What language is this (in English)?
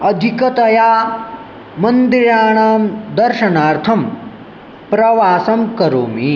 Sanskrit